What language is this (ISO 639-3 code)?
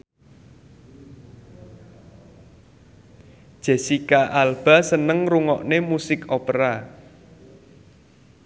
jav